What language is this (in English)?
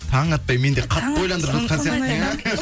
Kazakh